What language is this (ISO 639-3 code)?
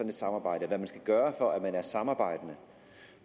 dan